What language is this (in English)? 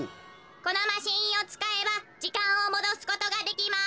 Japanese